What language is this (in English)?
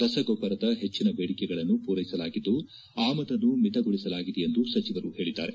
Kannada